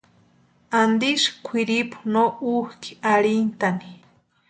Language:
Western Highland Purepecha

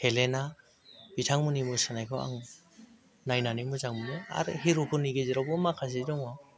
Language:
Bodo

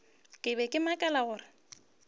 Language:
Northern Sotho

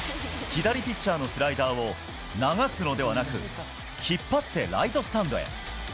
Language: Japanese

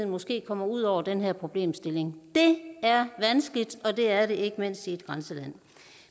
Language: Danish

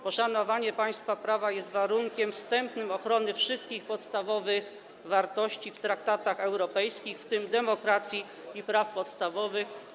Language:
Polish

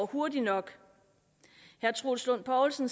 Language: Danish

